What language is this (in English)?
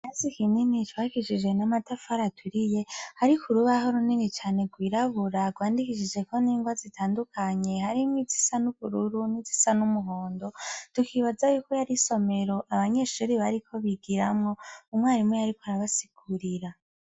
Rundi